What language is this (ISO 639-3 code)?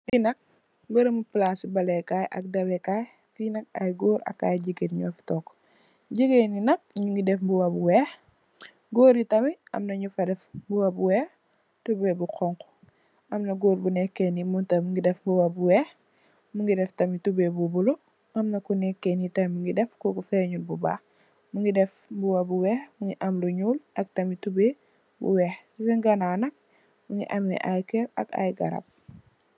wol